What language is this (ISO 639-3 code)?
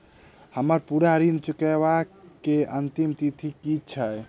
mai